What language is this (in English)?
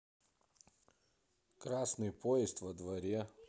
Russian